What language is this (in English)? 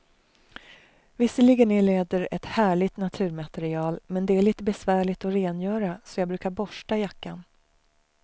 Swedish